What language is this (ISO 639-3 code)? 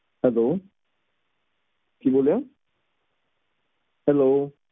pan